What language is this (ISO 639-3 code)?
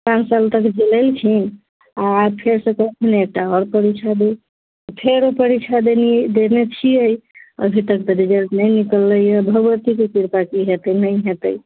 mai